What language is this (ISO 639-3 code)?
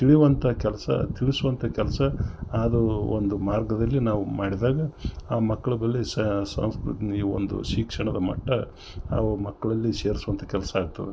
kan